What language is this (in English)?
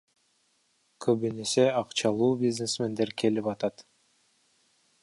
Kyrgyz